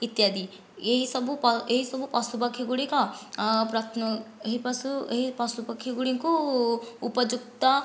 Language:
Odia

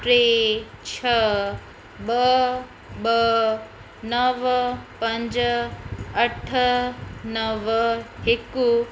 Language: Sindhi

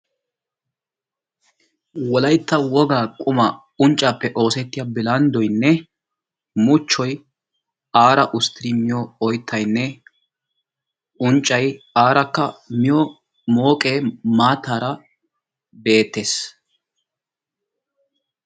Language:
Wolaytta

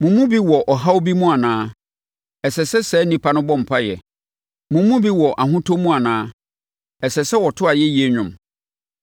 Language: Akan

